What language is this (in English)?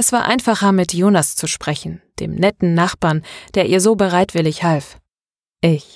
German